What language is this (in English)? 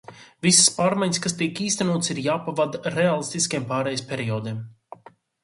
Latvian